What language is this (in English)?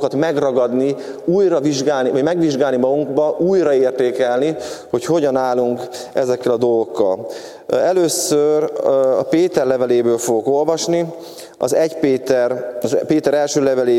Hungarian